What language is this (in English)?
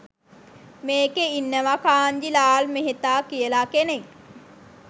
Sinhala